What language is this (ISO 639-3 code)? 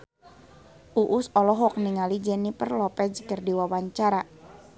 sun